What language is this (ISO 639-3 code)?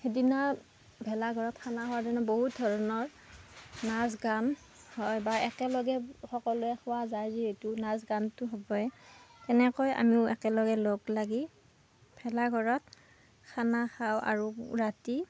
asm